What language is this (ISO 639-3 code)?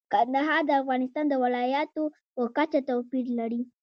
pus